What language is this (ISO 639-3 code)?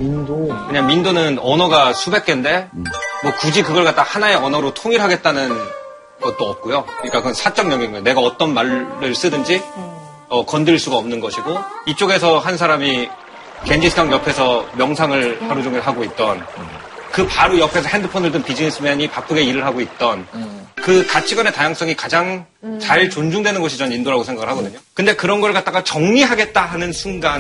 kor